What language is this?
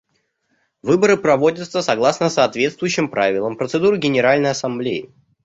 Russian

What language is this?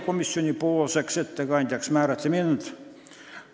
Estonian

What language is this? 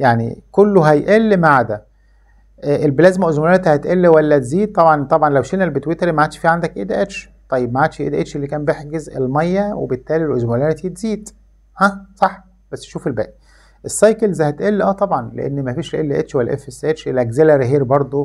Arabic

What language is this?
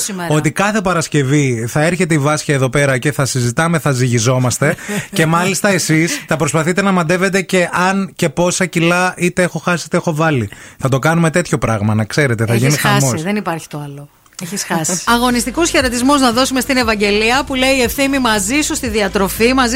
Greek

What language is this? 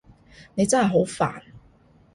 Cantonese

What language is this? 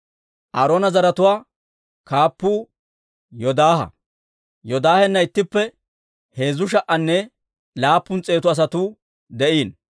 Dawro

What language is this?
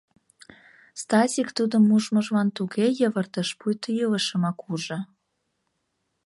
Mari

